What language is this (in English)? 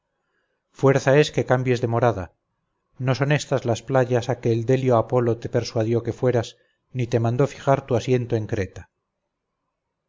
Spanish